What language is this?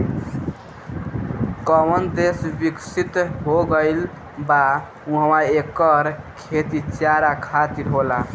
Bhojpuri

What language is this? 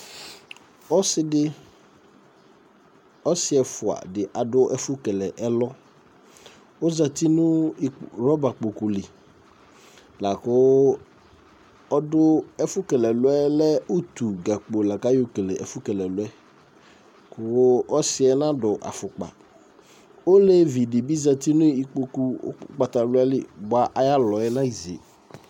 Ikposo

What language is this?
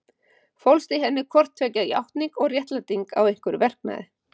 Icelandic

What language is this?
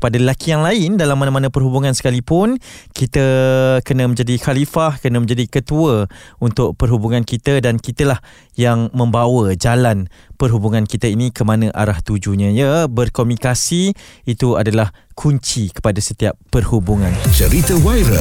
Malay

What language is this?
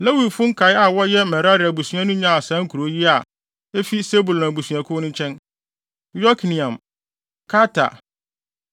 Akan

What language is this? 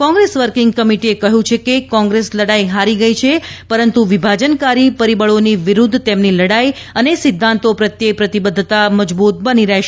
Gujarati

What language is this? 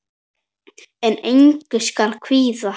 Icelandic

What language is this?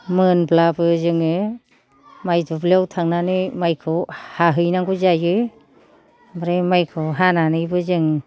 Bodo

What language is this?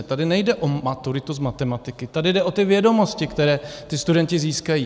Czech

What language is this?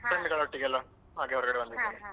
Kannada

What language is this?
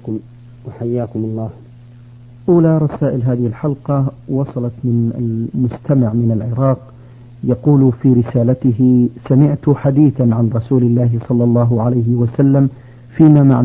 Arabic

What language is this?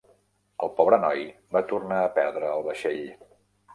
Catalan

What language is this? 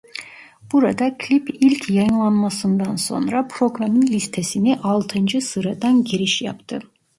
Turkish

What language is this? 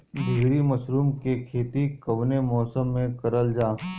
Bhojpuri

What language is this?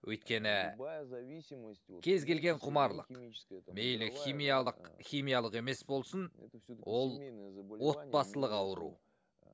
Kazakh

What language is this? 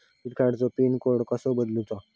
Marathi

